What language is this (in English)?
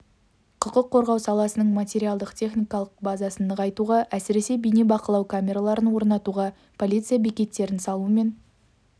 Kazakh